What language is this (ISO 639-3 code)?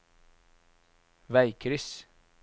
nor